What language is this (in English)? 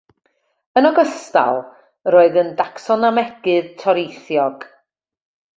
Welsh